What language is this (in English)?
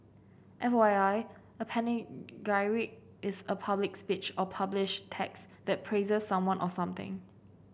English